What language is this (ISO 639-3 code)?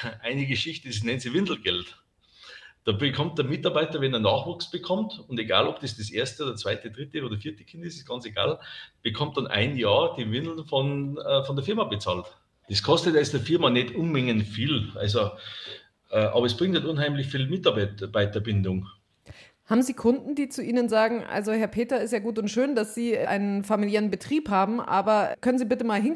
deu